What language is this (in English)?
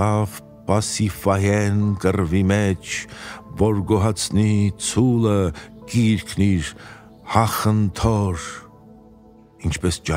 Romanian